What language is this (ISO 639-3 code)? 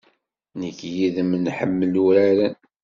kab